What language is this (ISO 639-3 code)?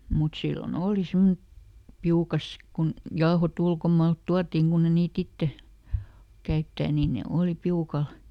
fin